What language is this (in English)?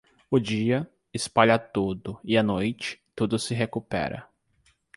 Portuguese